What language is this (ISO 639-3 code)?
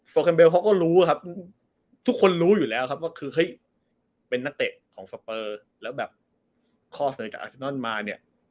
tha